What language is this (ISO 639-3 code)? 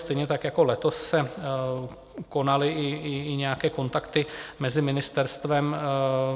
ces